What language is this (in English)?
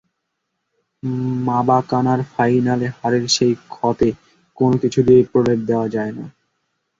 Bangla